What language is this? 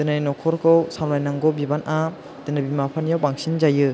Bodo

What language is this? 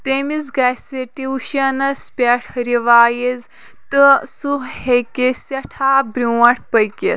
Kashmiri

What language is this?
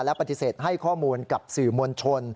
Thai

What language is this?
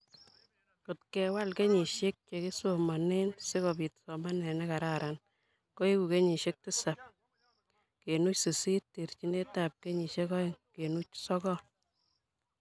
Kalenjin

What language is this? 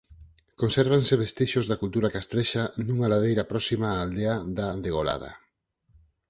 Galician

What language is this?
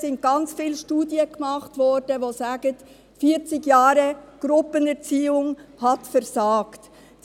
Swiss German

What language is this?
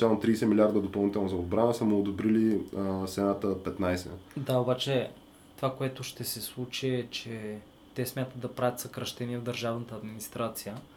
Bulgarian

